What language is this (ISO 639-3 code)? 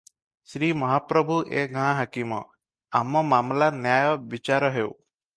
ori